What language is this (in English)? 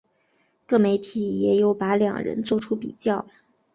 Chinese